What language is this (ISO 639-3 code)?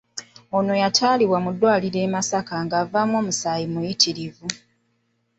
lug